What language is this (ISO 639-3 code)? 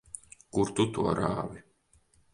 lav